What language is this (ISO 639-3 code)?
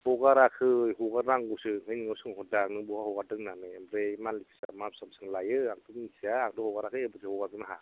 brx